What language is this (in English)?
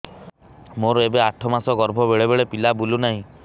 Odia